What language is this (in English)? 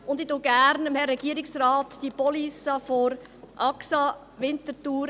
Swiss German